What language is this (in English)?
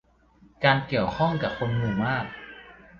Thai